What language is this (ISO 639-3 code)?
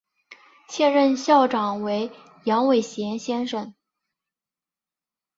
zho